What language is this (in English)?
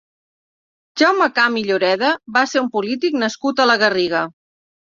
Catalan